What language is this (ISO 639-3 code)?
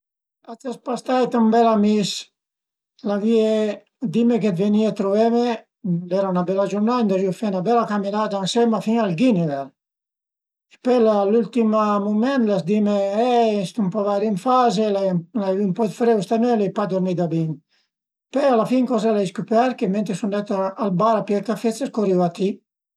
pms